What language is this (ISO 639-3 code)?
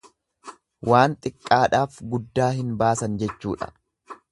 orm